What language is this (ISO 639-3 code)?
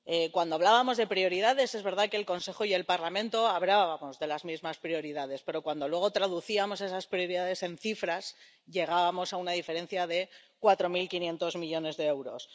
spa